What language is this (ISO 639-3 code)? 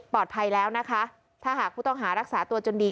tha